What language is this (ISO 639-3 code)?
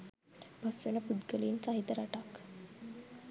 sin